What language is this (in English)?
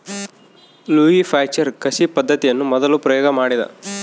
Kannada